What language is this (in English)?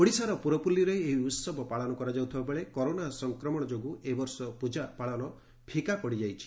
Odia